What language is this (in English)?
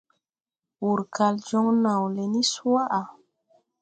Tupuri